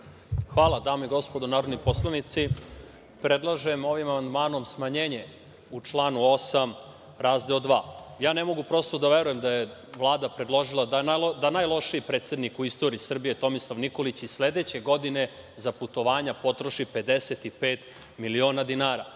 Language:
Serbian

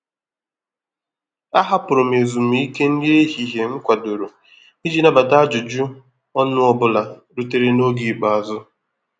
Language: Igbo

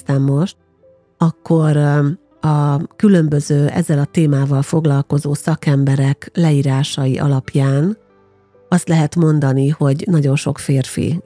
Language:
Hungarian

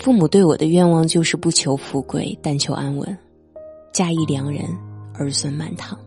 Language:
Chinese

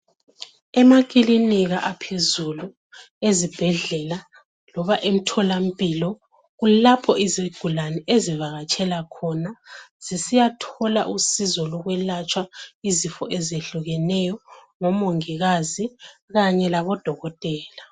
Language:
North Ndebele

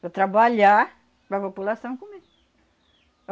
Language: Portuguese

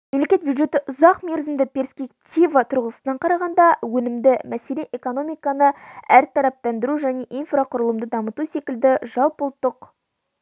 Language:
Kazakh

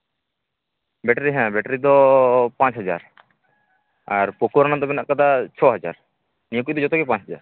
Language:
Santali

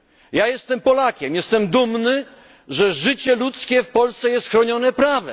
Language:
Polish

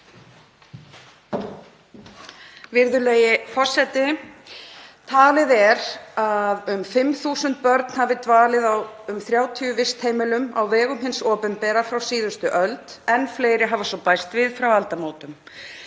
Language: Icelandic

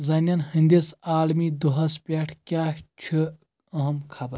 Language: Kashmiri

